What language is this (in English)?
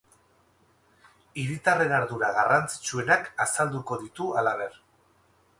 Basque